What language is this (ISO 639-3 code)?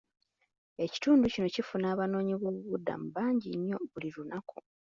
lug